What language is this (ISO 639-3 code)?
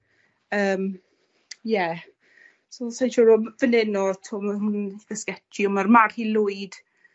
cym